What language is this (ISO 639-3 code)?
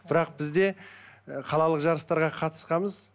kaz